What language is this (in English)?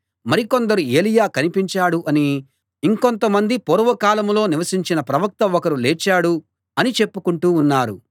Telugu